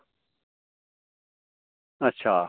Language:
Dogri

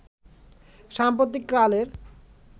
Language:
Bangla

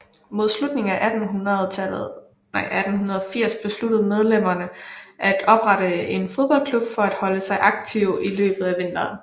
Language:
Danish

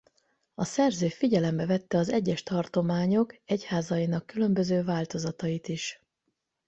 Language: Hungarian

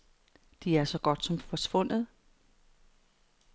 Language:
Danish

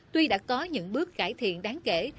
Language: Vietnamese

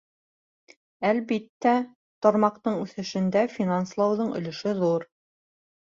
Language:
Bashkir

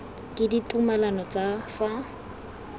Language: Tswana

